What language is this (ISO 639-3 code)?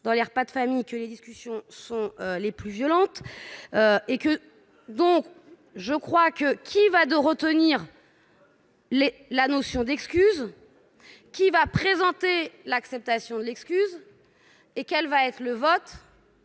fra